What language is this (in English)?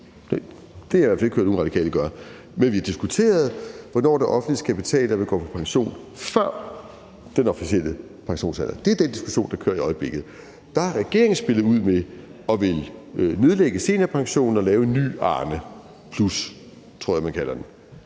Danish